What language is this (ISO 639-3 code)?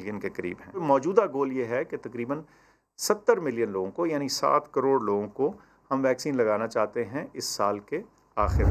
urd